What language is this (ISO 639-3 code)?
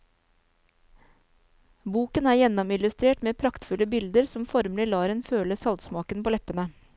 nor